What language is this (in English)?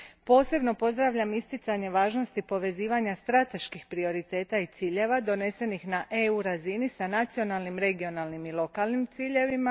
Croatian